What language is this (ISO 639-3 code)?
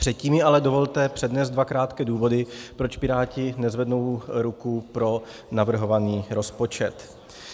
ces